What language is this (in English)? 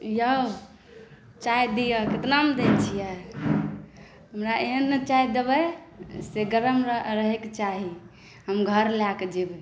Maithili